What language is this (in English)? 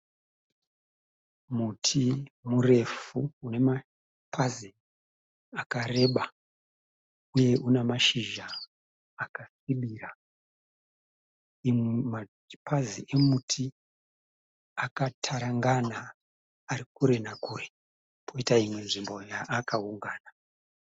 Shona